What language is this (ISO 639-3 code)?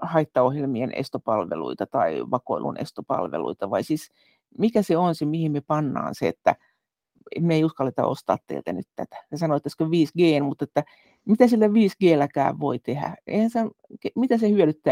fin